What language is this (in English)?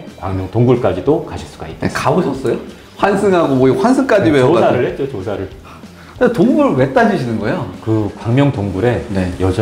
Korean